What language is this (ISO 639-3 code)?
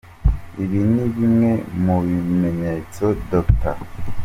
kin